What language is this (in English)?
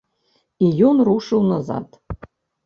Belarusian